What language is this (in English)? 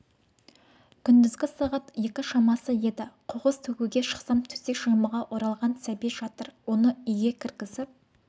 Kazakh